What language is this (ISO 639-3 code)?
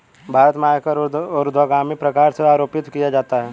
hin